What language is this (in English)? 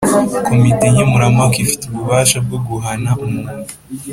Kinyarwanda